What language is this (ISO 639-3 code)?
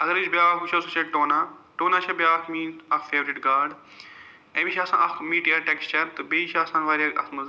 kas